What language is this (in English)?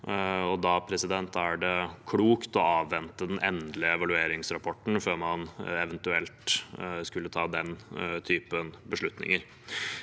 Norwegian